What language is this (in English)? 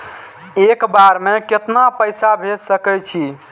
Maithili